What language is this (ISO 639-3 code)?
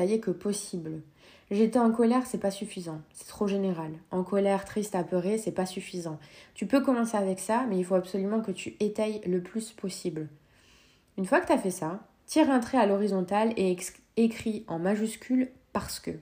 fra